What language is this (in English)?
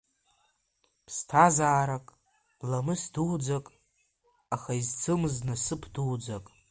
Abkhazian